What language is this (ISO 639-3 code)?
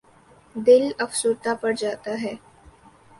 urd